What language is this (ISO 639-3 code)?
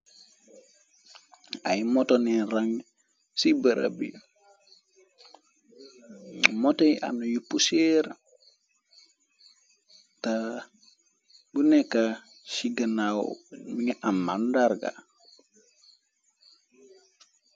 wol